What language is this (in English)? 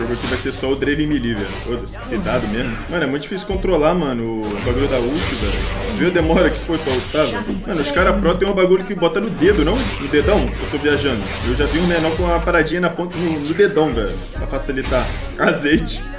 Portuguese